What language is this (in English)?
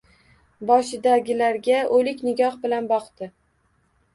Uzbek